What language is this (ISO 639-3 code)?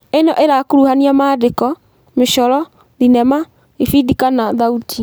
kik